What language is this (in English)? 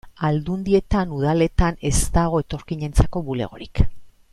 Basque